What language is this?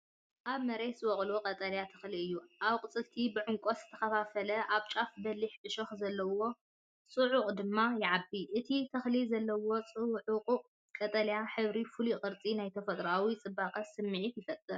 Tigrinya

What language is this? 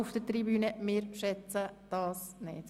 Swiss German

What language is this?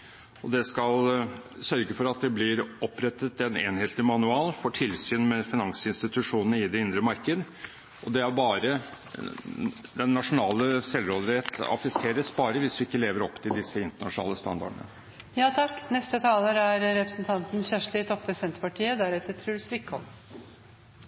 Norwegian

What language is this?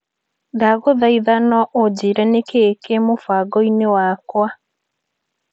Kikuyu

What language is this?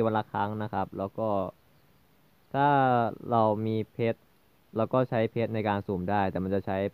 Thai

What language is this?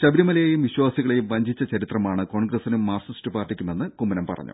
Malayalam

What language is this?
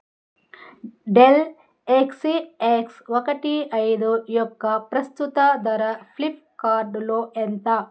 Telugu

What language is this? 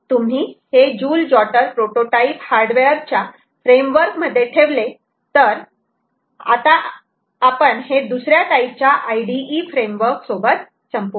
Marathi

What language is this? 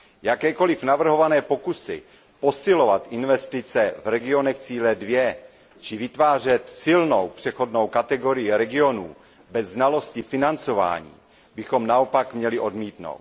Czech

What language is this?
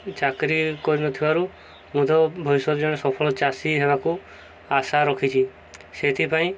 Odia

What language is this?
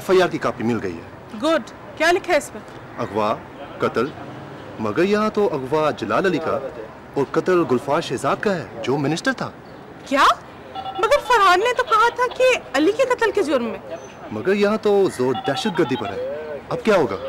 Hindi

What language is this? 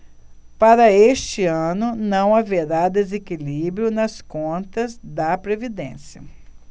Portuguese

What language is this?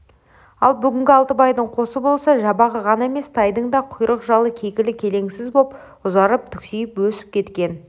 Kazakh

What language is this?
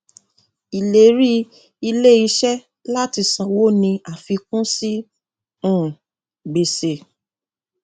Yoruba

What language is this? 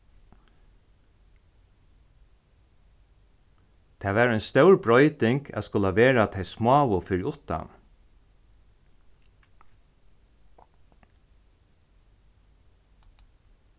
Faroese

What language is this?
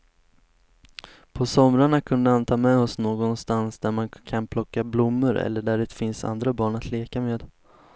Swedish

